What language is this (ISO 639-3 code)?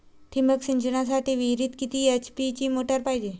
mar